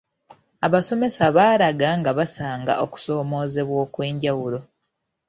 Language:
Ganda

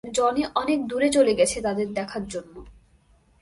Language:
Bangla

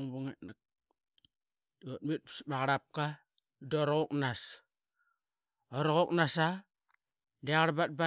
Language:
Qaqet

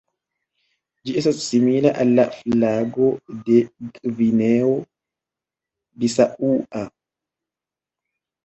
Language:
Esperanto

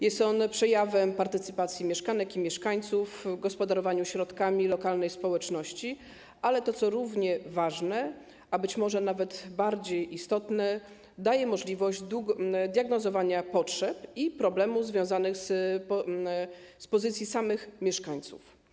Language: Polish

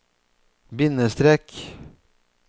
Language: Norwegian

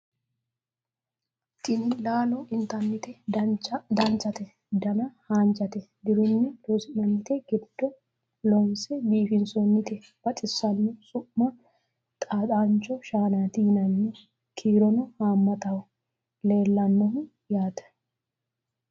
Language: Sidamo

